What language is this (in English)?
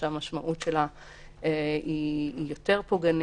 Hebrew